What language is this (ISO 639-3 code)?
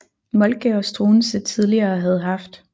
dan